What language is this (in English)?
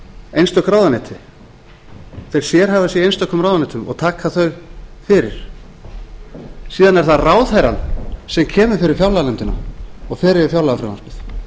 Icelandic